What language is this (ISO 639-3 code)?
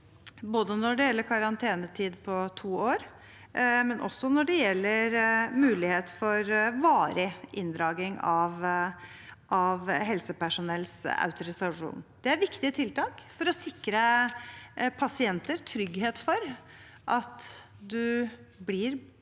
nor